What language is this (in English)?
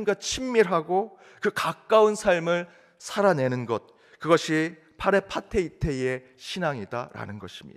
Korean